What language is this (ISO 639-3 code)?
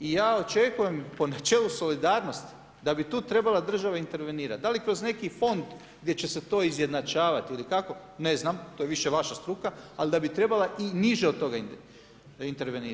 hrv